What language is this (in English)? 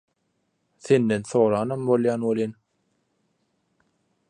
Turkmen